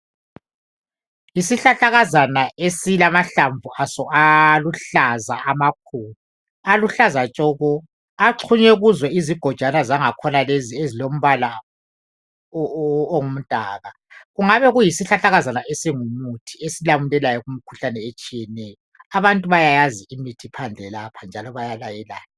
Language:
North Ndebele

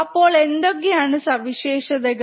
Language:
Malayalam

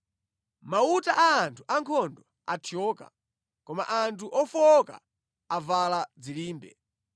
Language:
Nyanja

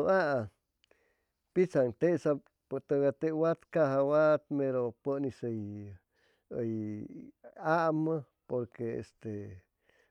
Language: Chimalapa Zoque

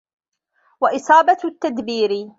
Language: Arabic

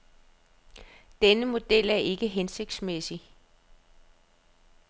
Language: Danish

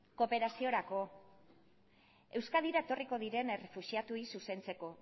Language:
Basque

